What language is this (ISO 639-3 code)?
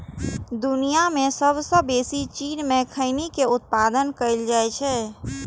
mai